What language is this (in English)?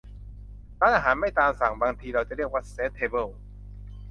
Thai